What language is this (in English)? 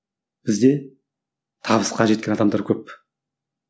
Kazakh